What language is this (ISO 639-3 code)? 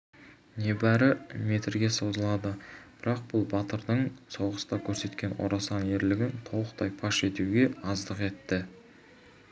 kaz